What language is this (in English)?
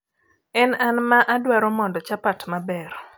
Luo (Kenya and Tanzania)